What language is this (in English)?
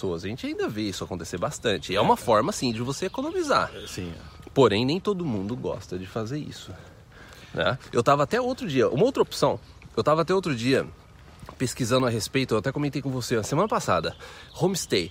Portuguese